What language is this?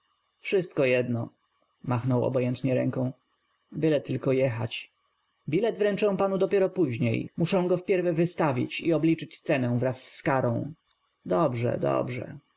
Polish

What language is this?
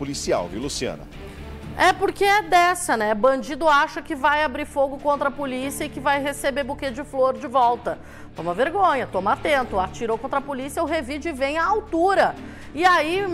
Portuguese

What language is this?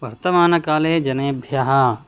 Sanskrit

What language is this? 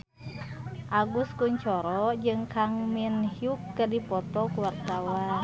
Sundanese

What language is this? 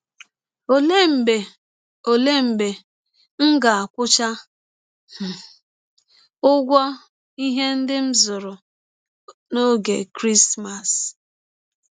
Igbo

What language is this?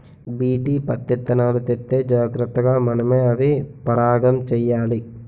Telugu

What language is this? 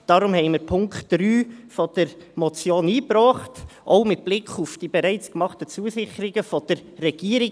Swiss German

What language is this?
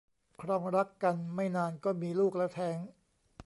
Thai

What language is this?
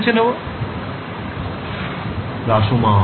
Bangla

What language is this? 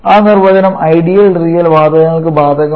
Malayalam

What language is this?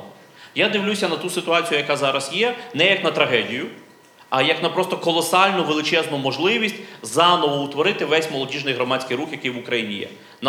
Ukrainian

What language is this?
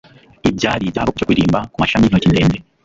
Kinyarwanda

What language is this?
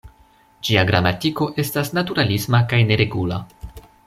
Esperanto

